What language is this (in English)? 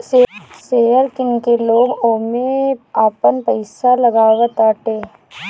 Bhojpuri